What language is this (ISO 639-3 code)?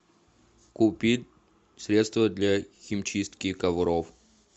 rus